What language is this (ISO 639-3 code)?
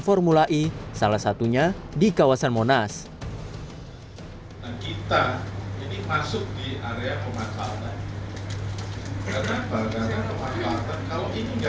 ind